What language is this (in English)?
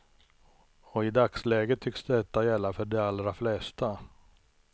Swedish